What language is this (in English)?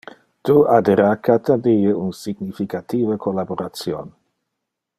Interlingua